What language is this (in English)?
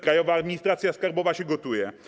Polish